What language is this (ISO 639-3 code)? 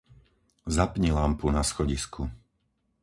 slk